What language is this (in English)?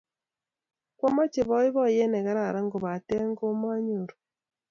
Kalenjin